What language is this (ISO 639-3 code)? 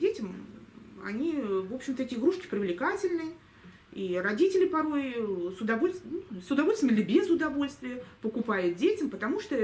rus